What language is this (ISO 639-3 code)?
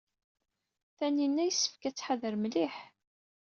kab